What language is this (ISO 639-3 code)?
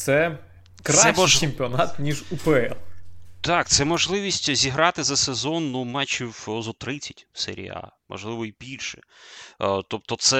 ukr